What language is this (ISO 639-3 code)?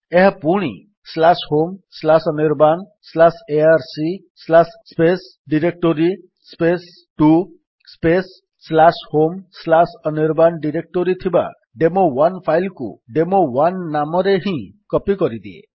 ori